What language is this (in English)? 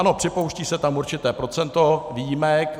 Czech